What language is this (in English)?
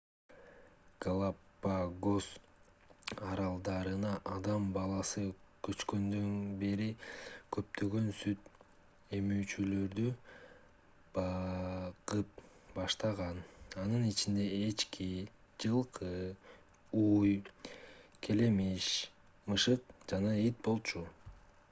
Kyrgyz